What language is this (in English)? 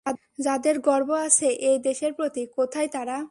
Bangla